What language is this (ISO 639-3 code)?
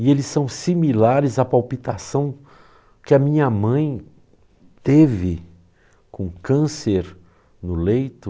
por